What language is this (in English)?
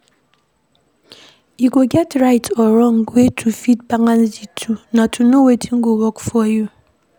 Nigerian Pidgin